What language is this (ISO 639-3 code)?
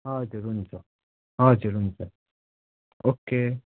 nep